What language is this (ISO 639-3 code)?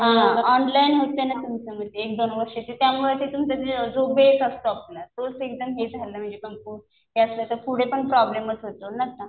mar